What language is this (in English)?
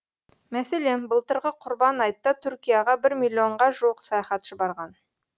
Kazakh